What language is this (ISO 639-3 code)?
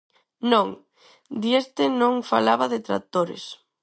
glg